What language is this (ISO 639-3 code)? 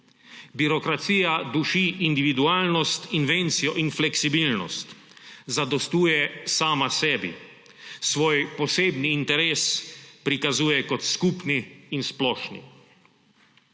slv